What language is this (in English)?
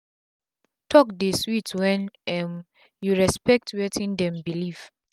Nigerian Pidgin